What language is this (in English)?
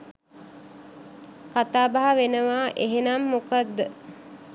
Sinhala